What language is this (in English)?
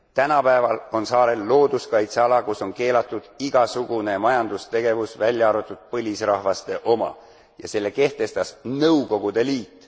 Estonian